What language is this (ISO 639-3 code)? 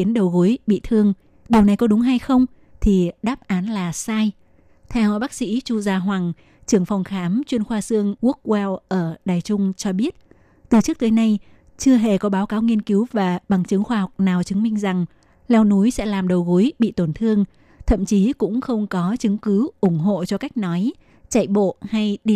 vie